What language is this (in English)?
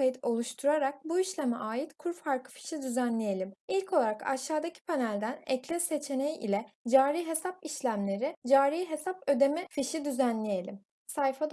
Turkish